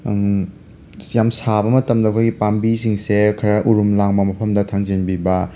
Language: Manipuri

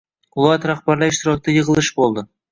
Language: Uzbek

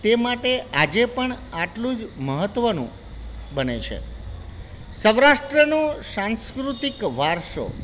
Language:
Gujarati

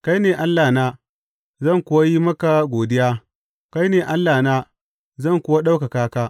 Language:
Hausa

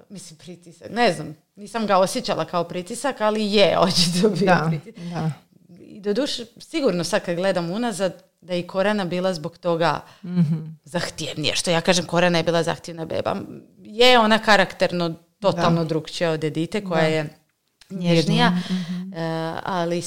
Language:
Croatian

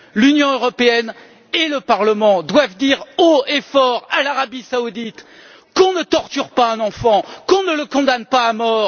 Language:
French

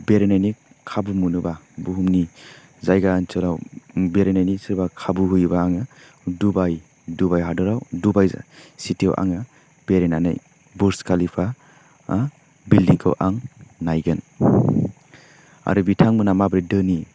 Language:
Bodo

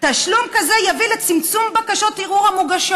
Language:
Hebrew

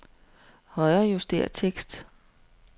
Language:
Danish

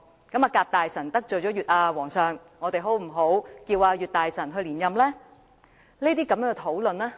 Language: Cantonese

